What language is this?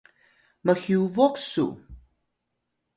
Atayal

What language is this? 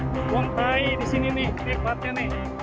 Indonesian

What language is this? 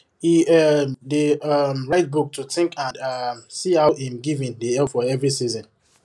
Nigerian Pidgin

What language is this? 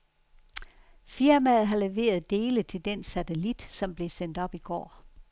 Danish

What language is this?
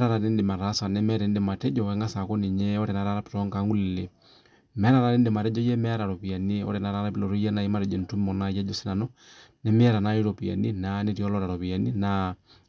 Masai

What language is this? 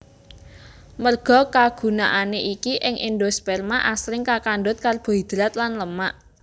Javanese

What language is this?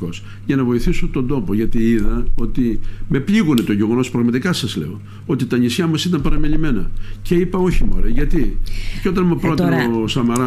Greek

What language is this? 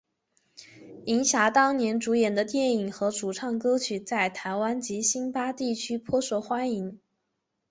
Chinese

